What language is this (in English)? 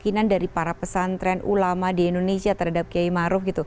Indonesian